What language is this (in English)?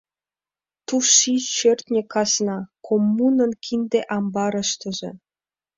Mari